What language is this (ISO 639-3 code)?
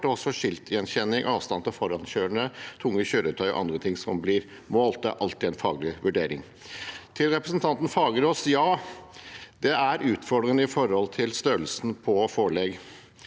nor